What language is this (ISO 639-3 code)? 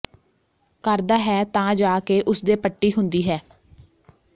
pan